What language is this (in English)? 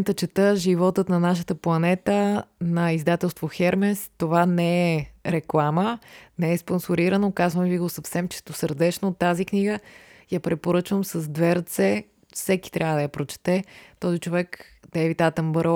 Bulgarian